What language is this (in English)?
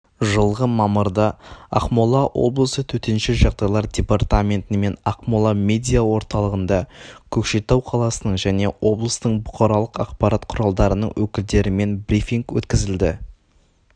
Kazakh